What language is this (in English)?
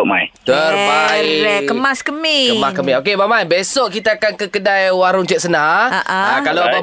Malay